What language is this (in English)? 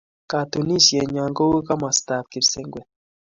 Kalenjin